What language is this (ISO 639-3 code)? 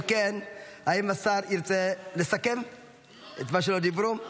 heb